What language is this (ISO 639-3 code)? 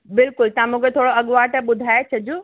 snd